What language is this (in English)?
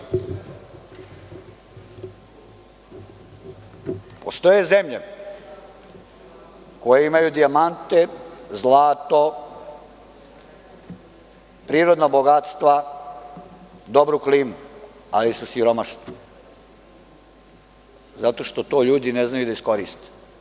Serbian